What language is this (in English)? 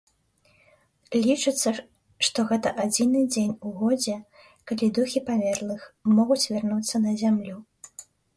Belarusian